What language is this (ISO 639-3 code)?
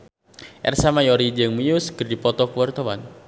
sun